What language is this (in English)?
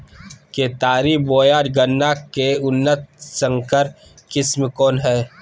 Magahi